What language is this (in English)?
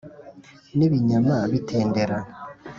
Kinyarwanda